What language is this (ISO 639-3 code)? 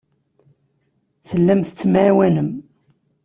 kab